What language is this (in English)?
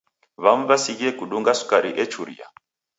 Taita